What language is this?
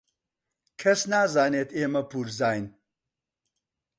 Central Kurdish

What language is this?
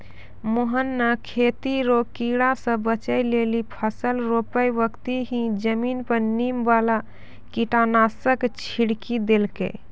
Maithili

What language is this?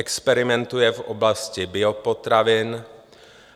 Czech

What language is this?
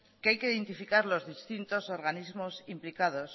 Spanish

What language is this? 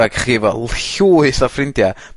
Welsh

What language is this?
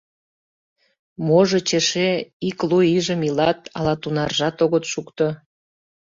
Mari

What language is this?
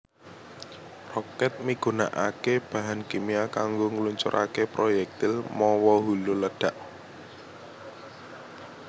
Javanese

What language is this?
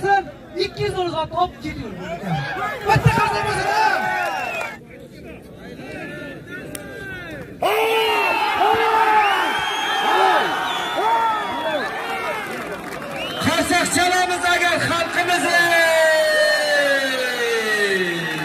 Turkish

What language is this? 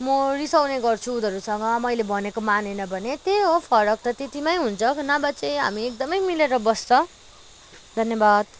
Nepali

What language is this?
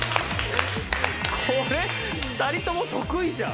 Japanese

